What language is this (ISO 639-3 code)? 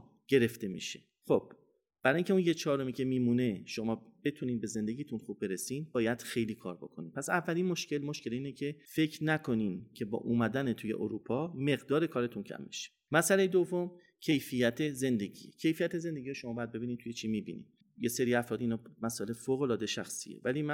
fas